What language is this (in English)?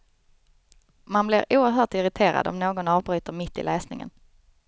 Swedish